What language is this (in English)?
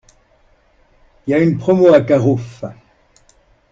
French